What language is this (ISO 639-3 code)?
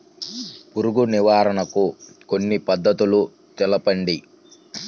tel